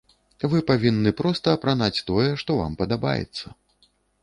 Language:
Belarusian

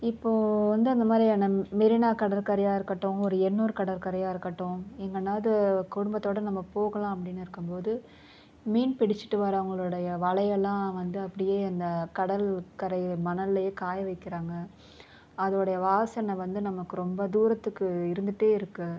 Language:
Tamil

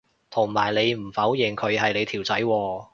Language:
Cantonese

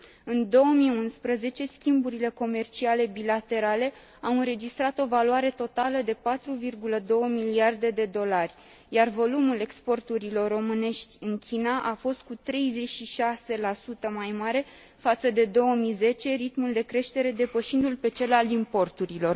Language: Romanian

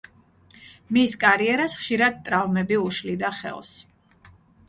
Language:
Georgian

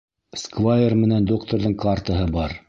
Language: Bashkir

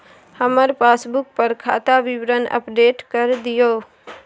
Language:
Maithili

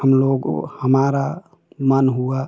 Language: Hindi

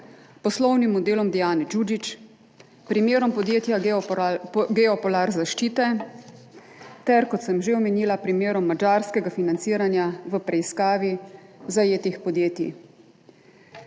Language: Slovenian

